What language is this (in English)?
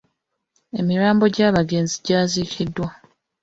Ganda